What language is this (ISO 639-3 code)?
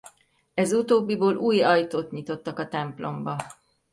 hun